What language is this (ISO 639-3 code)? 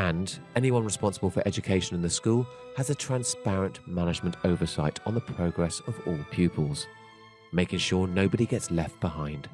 eng